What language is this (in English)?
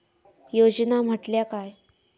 Marathi